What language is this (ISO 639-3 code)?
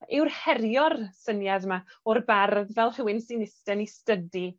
cym